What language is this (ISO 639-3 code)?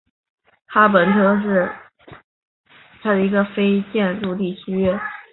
zho